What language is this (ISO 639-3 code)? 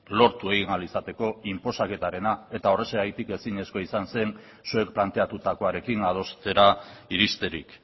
eus